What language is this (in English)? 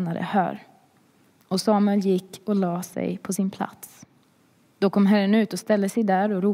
Swedish